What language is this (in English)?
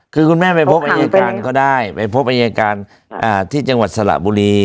Thai